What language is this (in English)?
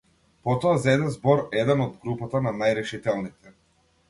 Macedonian